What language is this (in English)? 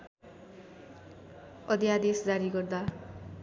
Nepali